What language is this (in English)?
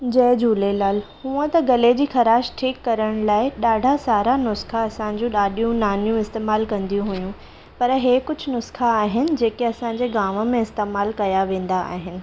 Sindhi